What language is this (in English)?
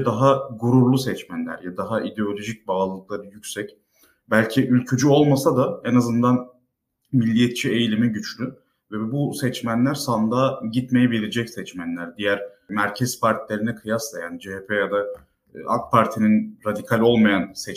Turkish